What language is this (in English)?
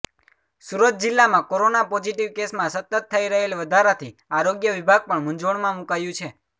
Gujarati